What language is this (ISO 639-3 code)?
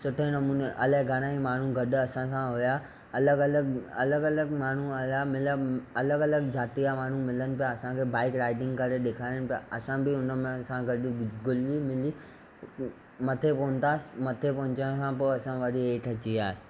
snd